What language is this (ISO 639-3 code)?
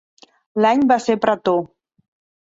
cat